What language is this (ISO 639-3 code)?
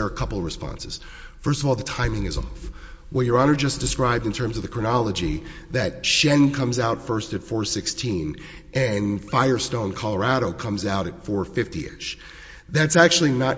eng